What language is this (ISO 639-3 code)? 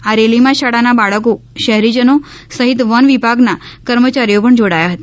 guj